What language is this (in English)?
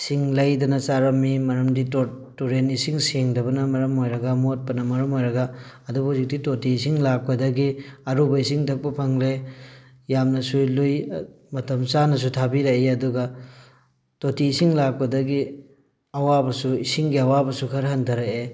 Manipuri